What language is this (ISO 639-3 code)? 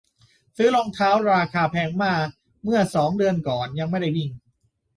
tha